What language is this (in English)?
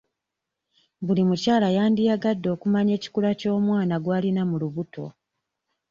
Ganda